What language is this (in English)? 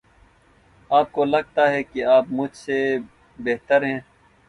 Urdu